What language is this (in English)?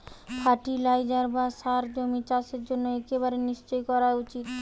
Bangla